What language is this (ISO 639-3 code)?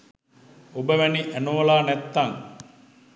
sin